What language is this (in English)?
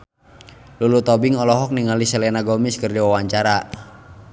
Sundanese